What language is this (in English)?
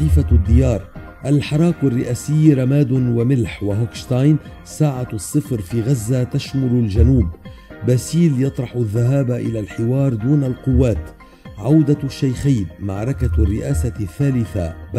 Arabic